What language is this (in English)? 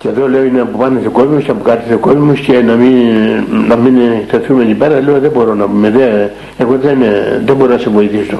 Greek